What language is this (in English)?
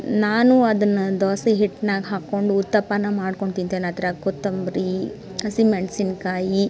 Kannada